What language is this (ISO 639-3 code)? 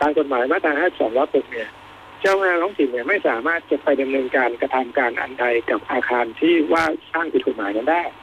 tha